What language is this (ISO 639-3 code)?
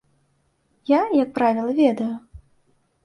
bel